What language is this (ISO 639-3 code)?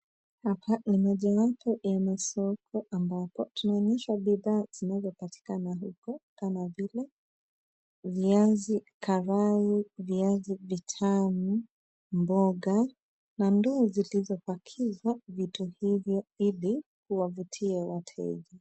swa